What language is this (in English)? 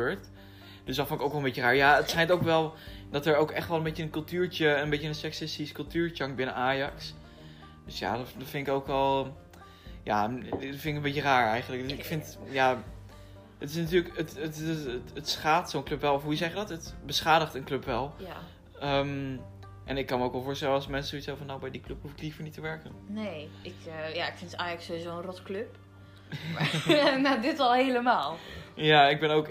Dutch